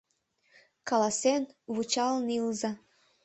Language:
Mari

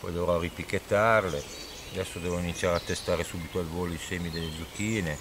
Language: Italian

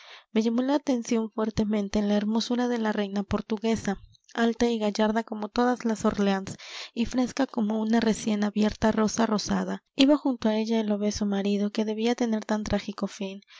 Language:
Spanish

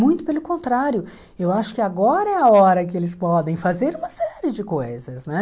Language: Portuguese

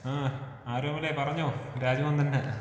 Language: Malayalam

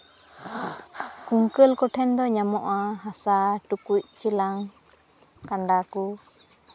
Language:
Santali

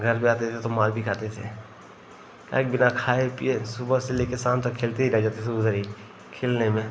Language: Hindi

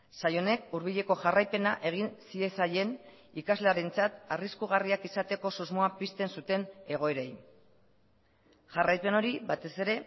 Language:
Basque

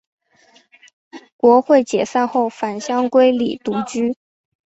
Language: Chinese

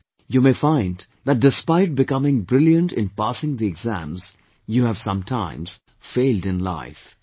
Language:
English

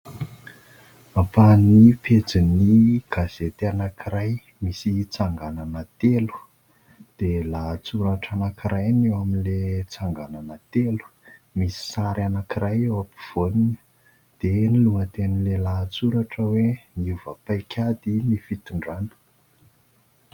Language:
Malagasy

